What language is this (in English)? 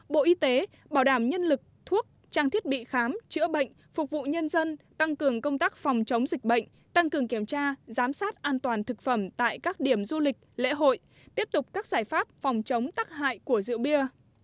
Vietnamese